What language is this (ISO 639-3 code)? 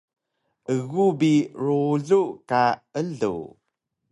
trv